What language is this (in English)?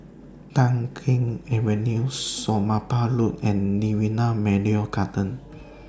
English